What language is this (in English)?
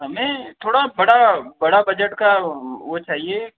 Hindi